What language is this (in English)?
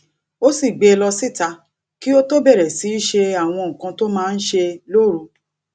Yoruba